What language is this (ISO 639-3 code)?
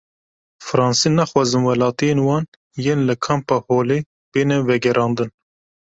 kur